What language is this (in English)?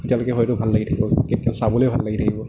Assamese